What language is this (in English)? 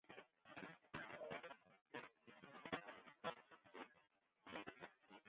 Western Frisian